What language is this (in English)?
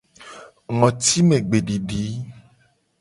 Gen